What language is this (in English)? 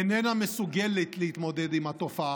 Hebrew